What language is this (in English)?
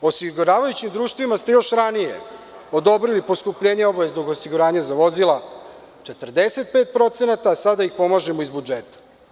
Serbian